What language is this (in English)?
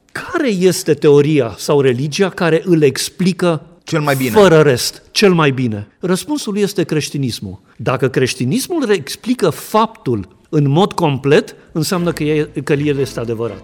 Romanian